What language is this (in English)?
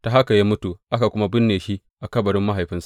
Hausa